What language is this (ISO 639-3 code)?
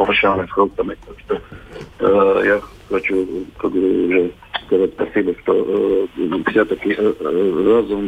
rus